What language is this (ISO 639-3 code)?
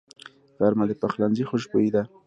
pus